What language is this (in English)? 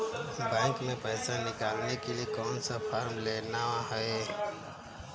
Hindi